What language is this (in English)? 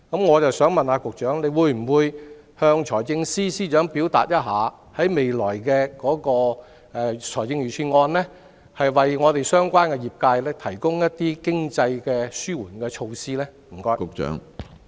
Cantonese